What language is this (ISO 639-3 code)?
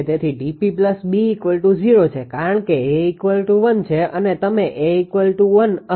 guj